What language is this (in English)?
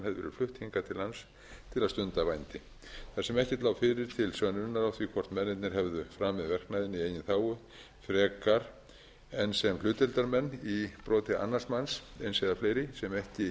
Icelandic